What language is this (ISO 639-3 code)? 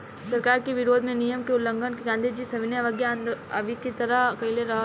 bho